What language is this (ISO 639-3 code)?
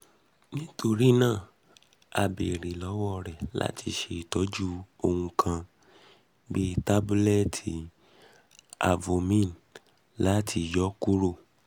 yor